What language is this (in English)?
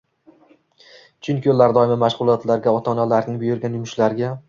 Uzbek